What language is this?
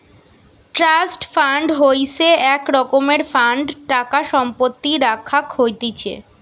Bangla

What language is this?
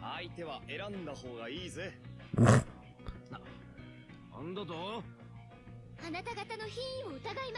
German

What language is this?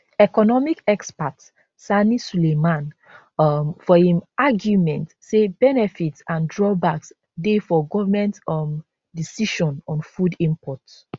Nigerian Pidgin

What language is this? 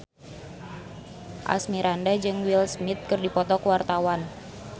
Sundanese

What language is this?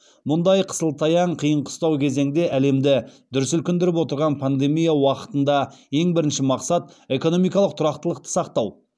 Kazakh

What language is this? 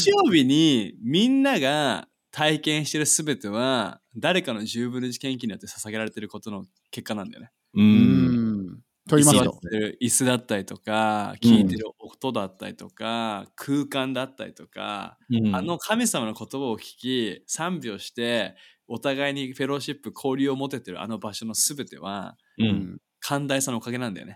Japanese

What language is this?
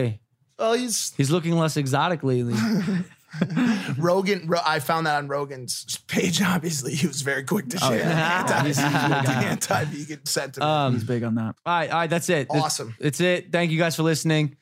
English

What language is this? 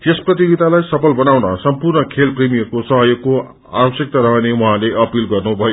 Nepali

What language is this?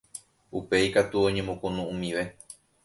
Guarani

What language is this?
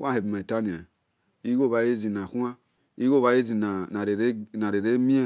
Esan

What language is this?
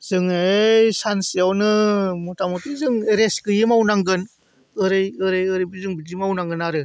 Bodo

